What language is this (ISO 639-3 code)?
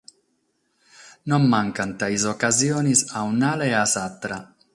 srd